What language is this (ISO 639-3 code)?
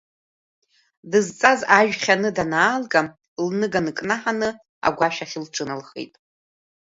abk